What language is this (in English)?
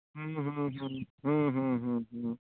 Santali